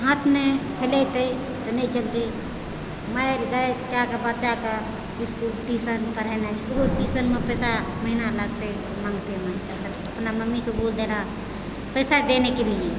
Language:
Maithili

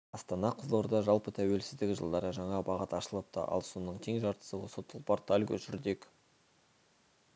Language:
Kazakh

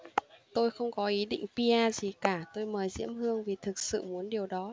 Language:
Vietnamese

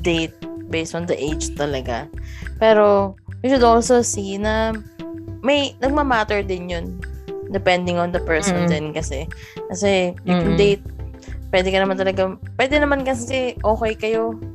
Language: Filipino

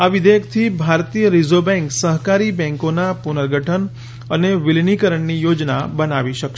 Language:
Gujarati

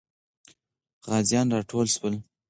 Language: Pashto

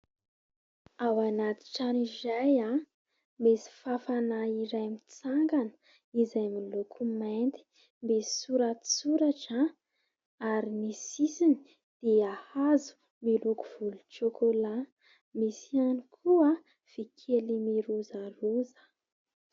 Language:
Malagasy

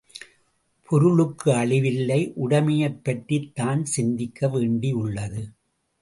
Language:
Tamil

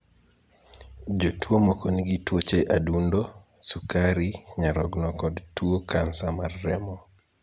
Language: Luo (Kenya and Tanzania)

